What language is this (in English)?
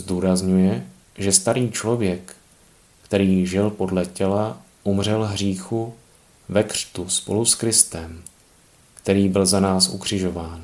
Czech